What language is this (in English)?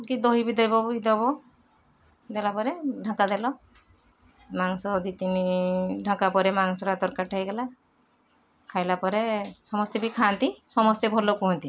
Odia